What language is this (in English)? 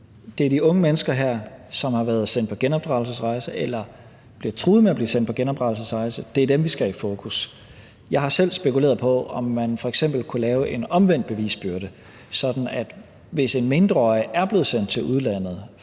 Danish